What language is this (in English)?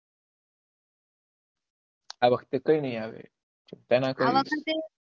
Gujarati